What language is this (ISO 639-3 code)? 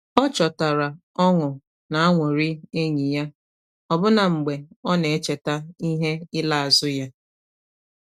ibo